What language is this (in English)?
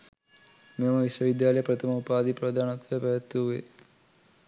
Sinhala